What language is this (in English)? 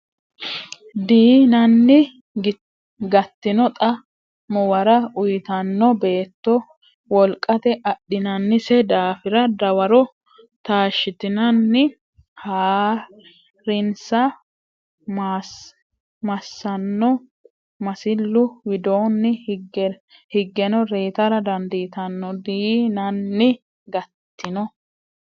Sidamo